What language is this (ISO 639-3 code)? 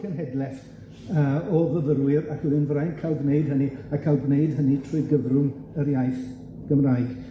cym